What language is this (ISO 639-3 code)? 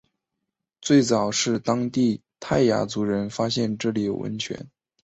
zho